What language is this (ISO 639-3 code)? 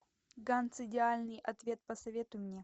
rus